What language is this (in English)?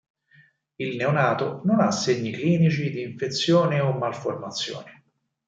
Italian